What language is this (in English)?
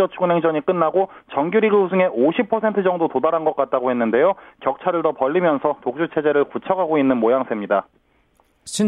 Korean